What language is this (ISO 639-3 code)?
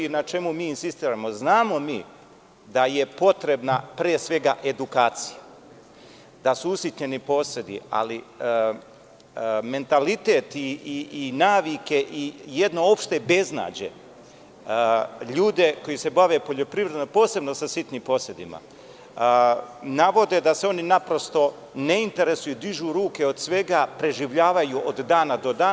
srp